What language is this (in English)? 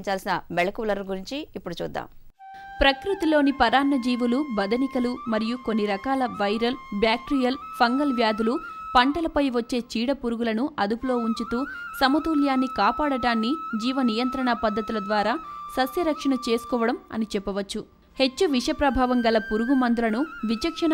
Telugu